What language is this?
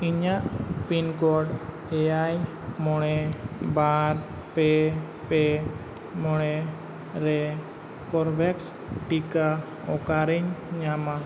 Santali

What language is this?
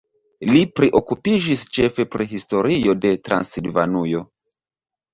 Esperanto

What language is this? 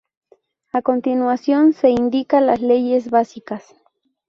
Spanish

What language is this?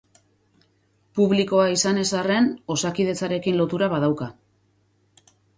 Basque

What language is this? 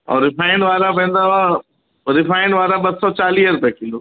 Sindhi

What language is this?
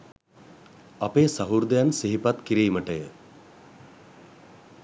Sinhala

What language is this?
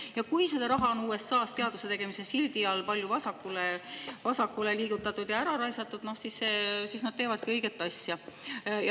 Estonian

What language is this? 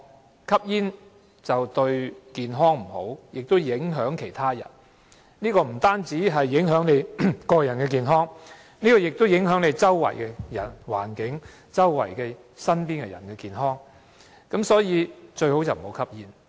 Cantonese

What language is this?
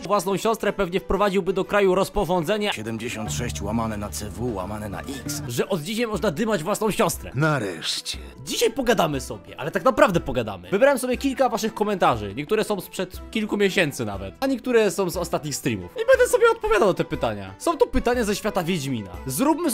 Polish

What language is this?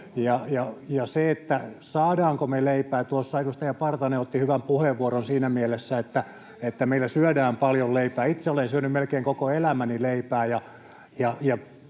Finnish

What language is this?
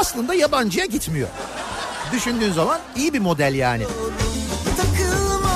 Turkish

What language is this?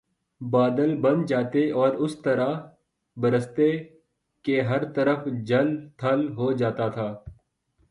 Urdu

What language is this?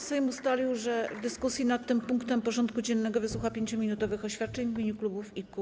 Polish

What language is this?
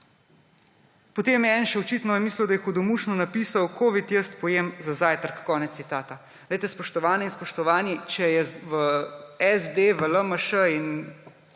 Slovenian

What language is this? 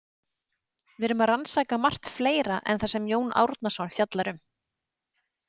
Icelandic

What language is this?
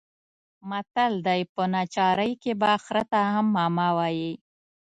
Pashto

